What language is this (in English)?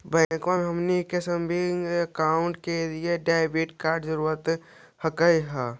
Magahi